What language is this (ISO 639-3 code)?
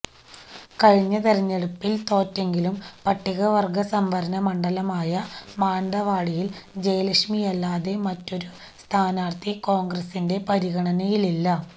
mal